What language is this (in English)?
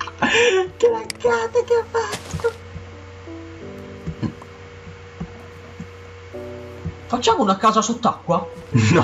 Italian